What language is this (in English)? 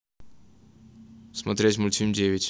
Russian